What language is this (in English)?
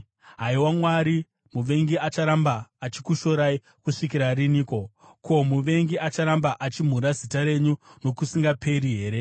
Shona